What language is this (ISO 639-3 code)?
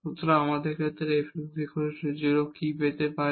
ben